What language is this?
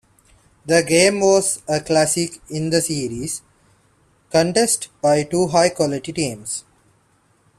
English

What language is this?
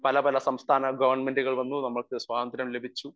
Malayalam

